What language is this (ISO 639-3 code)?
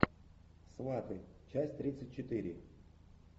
rus